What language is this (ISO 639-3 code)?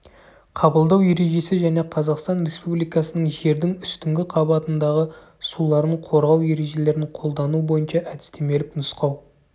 kaz